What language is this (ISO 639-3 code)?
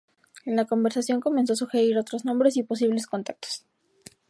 spa